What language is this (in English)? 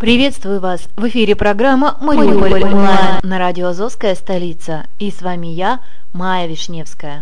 Russian